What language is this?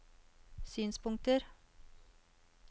Norwegian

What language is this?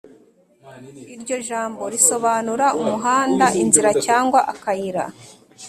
Kinyarwanda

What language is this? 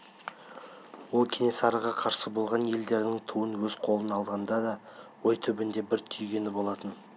Kazakh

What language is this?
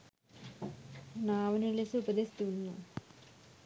Sinhala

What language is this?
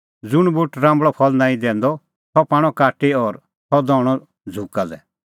Kullu Pahari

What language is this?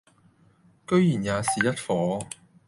Cantonese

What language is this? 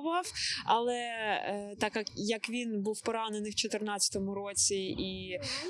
Ukrainian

